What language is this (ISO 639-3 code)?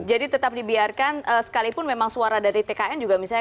ind